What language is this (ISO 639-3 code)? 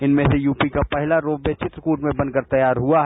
hin